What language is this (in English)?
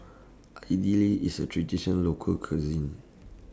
English